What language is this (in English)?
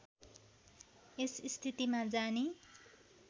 Nepali